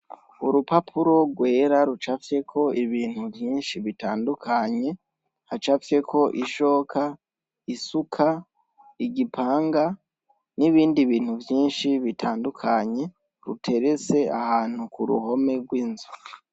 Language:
Rundi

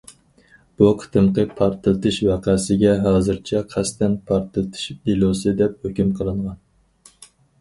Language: Uyghur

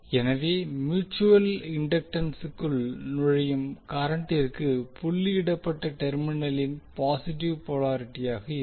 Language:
Tamil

